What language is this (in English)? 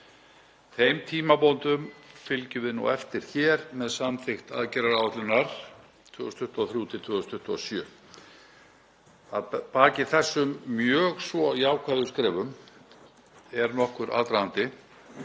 Icelandic